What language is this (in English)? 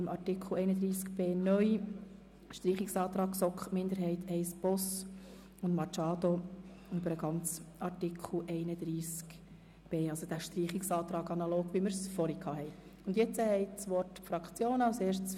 Swiss German